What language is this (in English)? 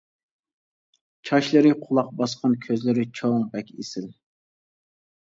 Uyghur